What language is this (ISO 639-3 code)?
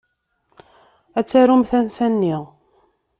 kab